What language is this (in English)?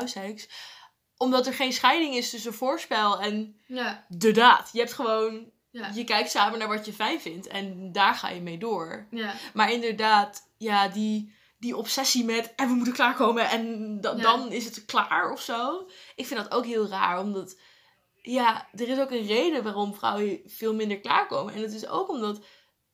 Dutch